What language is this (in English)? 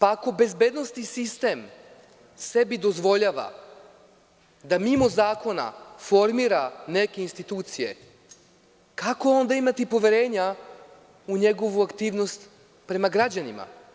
Serbian